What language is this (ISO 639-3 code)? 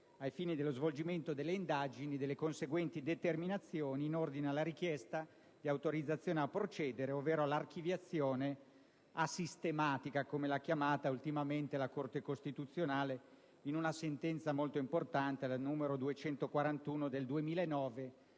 ita